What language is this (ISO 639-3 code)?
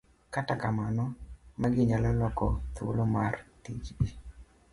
luo